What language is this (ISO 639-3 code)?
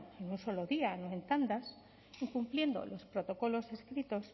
spa